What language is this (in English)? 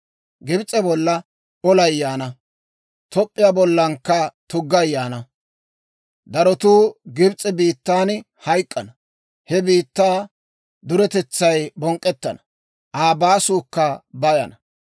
Dawro